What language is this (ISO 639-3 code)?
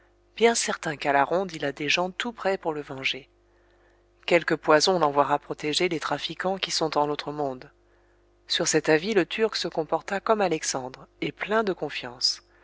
fra